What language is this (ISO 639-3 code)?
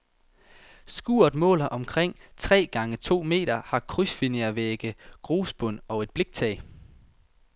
dan